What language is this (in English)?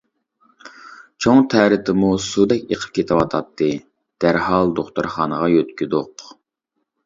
Uyghur